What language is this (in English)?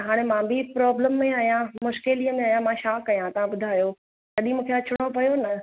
Sindhi